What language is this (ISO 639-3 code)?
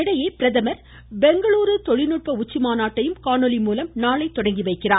tam